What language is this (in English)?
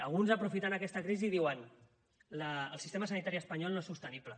Catalan